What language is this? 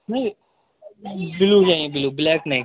Urdu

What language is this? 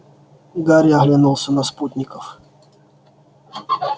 Russian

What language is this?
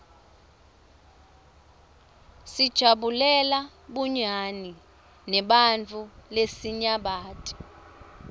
Swati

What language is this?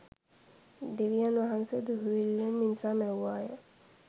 Sinhala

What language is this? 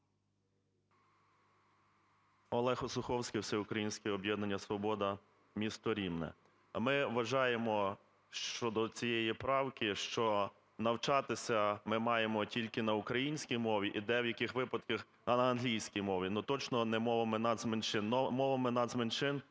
Ukrainian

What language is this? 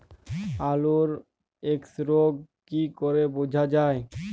Bangla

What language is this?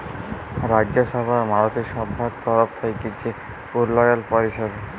Bangla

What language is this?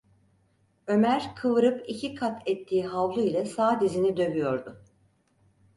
Turkish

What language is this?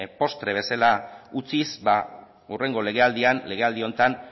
Basque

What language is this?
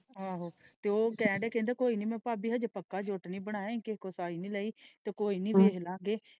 Punjabi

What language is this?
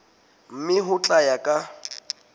Southern Sotho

